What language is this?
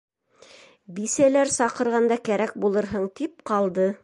Bashkir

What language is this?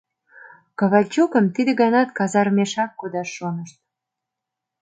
Mari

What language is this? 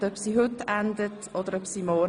Swiss German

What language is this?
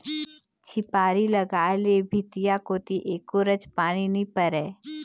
Chhattisgarhi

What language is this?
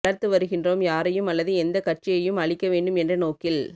Tamil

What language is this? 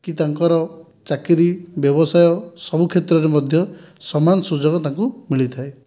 Odia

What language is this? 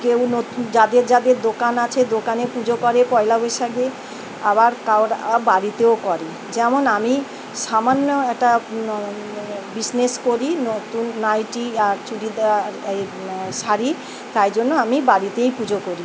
Bangla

